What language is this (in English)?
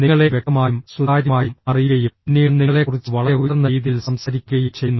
Malayalam